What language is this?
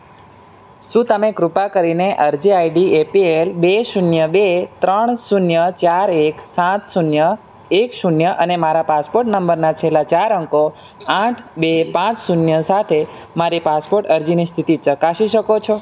Gujarati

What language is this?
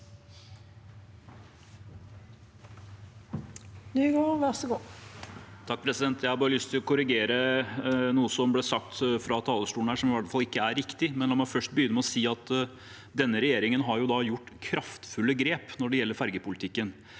Norwegian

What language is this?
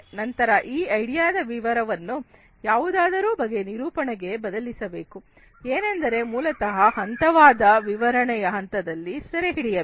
Kannada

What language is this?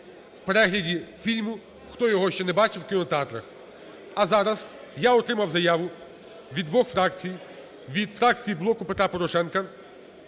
Ukrainian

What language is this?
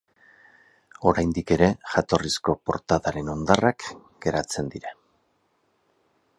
Basque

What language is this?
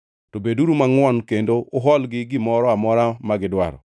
Luo (Kenya and Tanzania)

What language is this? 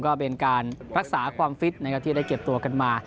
Thai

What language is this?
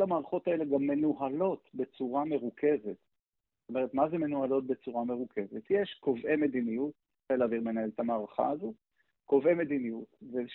Hebrew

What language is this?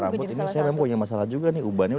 Indonesian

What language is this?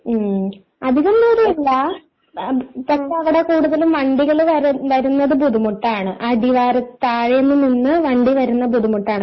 Malayalam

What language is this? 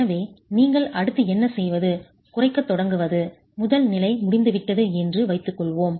Tamil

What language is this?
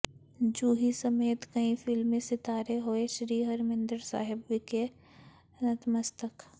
Punjabi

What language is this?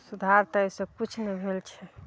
Maithili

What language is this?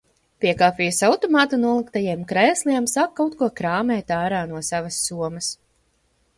Latvian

